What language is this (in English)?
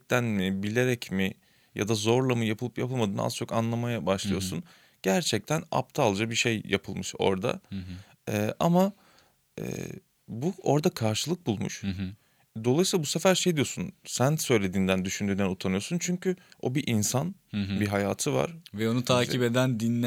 Turkish